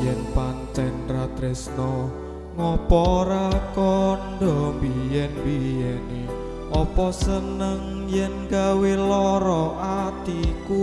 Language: Indonesian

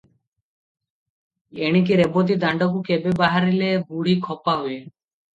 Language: Odia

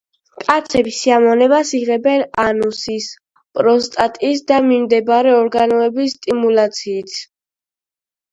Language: Georgian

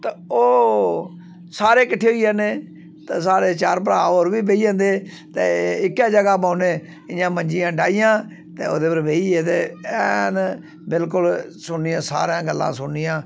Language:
Dogri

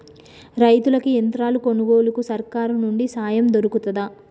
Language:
Telugu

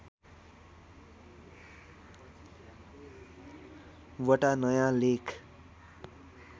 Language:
Nepali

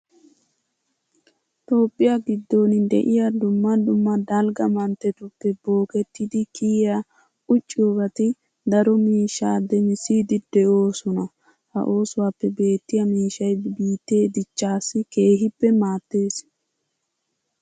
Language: Wolaytta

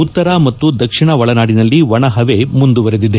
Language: Kannada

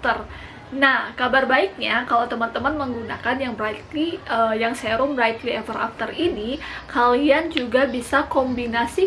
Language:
Indonesian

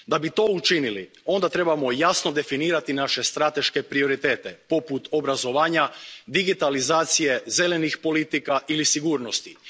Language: Croatian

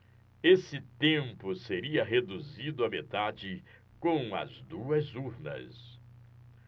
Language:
Portuguese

